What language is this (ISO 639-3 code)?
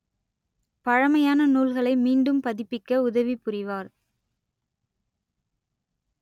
tam